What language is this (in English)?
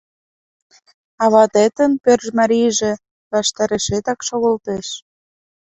Mari